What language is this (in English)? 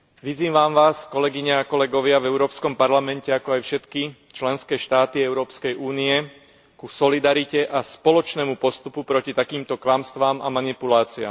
Slovak